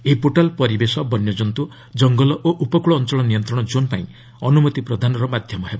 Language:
Odia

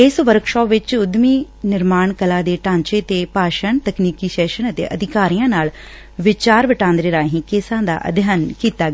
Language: Punjabi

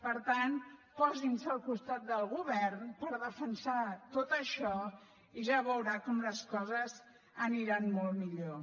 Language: Catalan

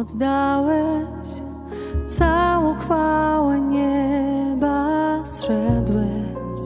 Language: Polish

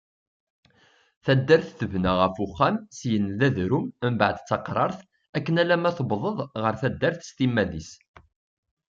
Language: Kabyle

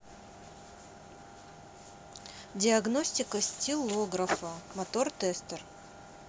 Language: Russian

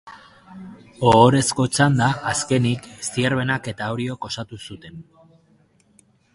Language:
Basque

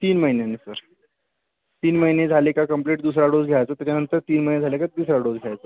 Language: Marathi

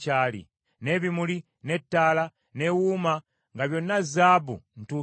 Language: Ganda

